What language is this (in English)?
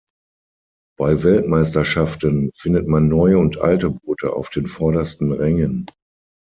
German